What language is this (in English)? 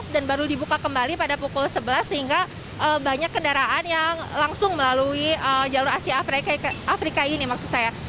Indonesian